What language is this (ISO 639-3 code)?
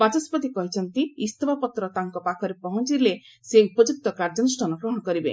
ori